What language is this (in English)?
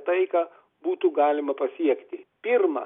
Lithuanian